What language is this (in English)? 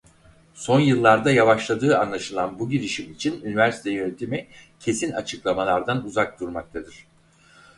Turkish